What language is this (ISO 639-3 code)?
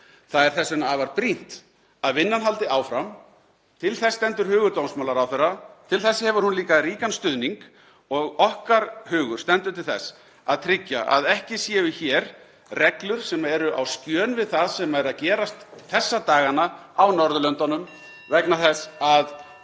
isl